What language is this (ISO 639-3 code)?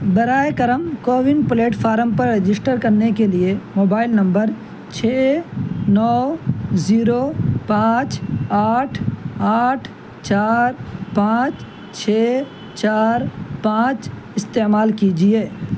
urd